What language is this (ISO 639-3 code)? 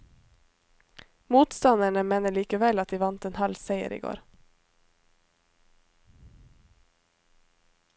nor